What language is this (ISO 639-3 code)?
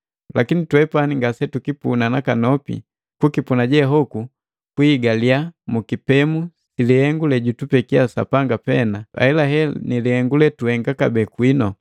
mgv